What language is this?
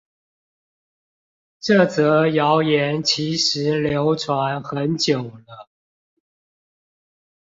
Chinese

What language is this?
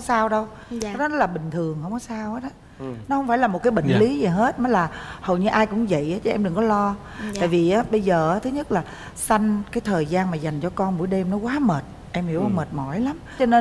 Vietnamese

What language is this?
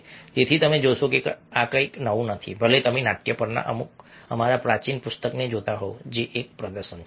Gujarati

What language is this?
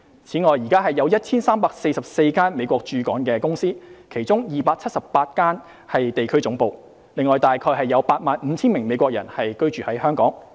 Cantonese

